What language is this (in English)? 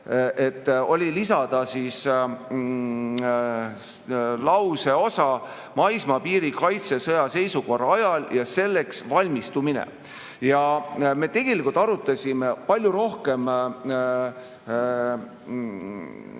Estonian